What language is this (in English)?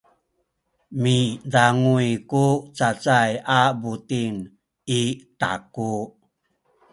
Sakizaya